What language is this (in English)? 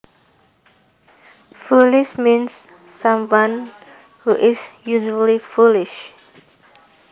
Javanese